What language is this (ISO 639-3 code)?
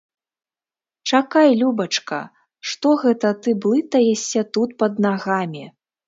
bel